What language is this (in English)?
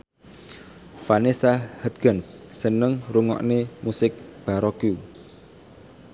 Javanese